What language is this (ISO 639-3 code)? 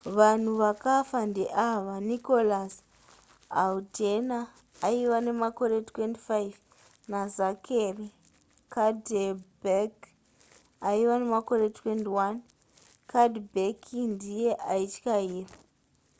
sna